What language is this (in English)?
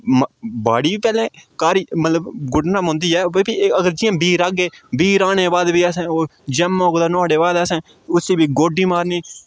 Dogri